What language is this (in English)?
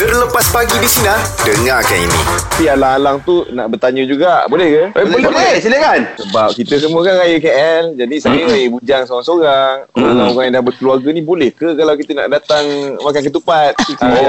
Malay